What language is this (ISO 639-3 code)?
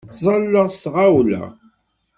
kab